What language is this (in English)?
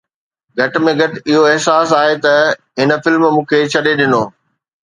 Sindhi